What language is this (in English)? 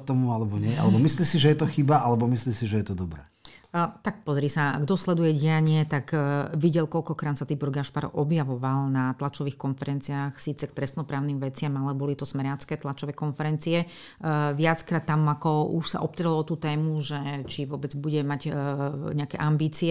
Slovak